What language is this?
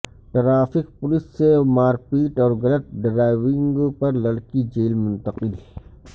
Urdu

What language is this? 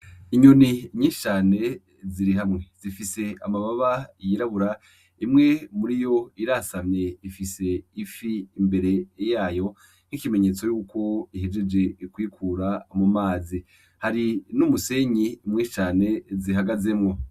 Rundi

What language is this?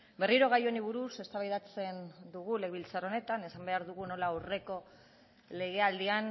Basque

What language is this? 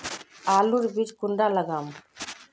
Magahi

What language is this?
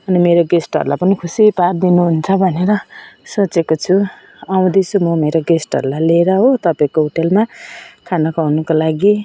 Nepali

